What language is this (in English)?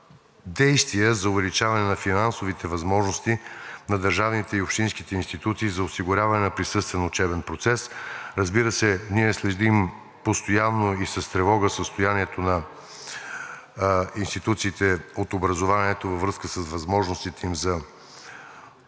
Bulgarian